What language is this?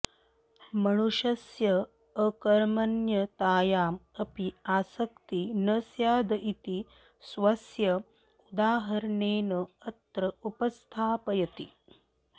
Sanskrit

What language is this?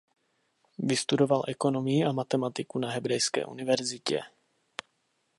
Czech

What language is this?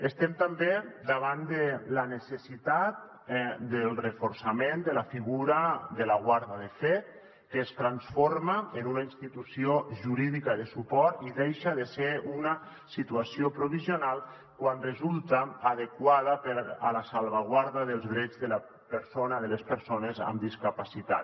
Catalan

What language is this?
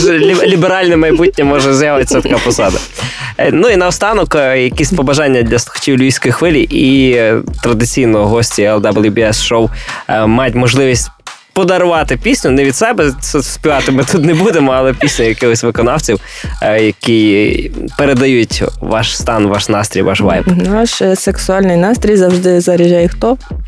Ukrainian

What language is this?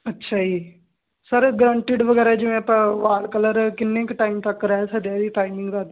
Punjabi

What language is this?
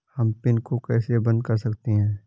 Hindi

